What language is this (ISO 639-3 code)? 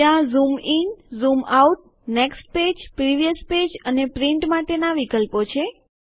guj